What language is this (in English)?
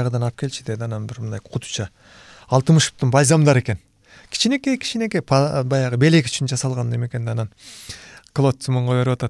Turkish